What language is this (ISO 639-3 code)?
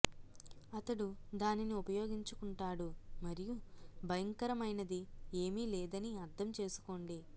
tel